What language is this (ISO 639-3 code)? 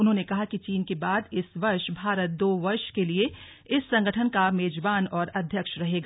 hin